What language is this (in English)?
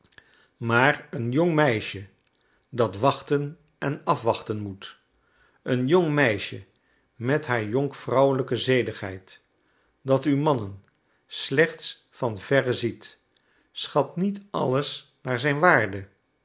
Dutch